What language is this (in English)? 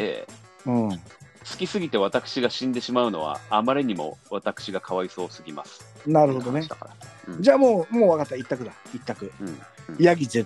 Japanese